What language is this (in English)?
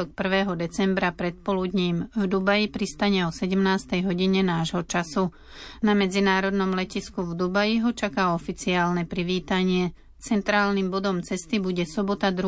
Slovak